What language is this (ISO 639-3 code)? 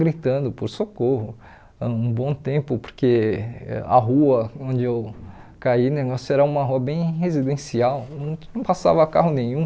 por